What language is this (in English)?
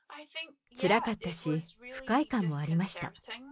Japanese